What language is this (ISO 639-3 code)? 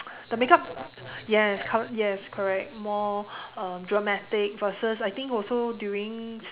eng